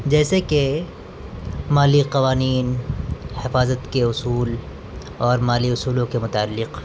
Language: Urdu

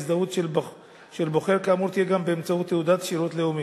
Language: Hebrew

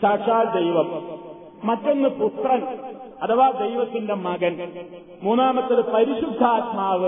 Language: Malayalam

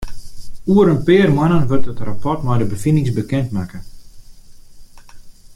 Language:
Western Frisian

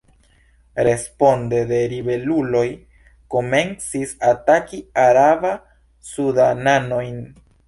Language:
Esperanto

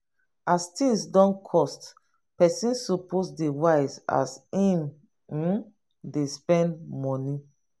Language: Nigerian Pidgin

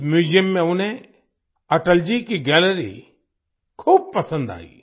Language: Hindi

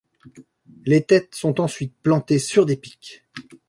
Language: French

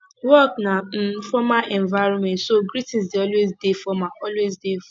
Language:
Nigerian Pidgin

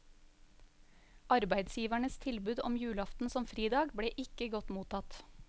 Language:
Norwegian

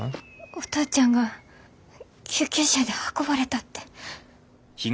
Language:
Japanese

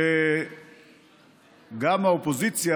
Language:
Hebrew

